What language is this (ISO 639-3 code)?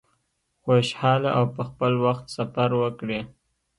pus